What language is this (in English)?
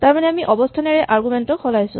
Assamese